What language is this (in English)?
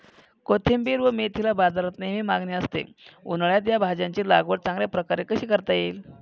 Marathi